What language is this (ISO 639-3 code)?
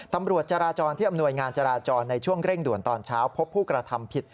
tha